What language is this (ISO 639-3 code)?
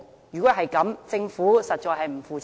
yue